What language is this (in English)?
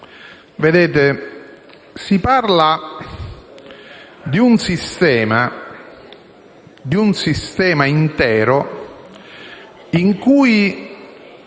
Italian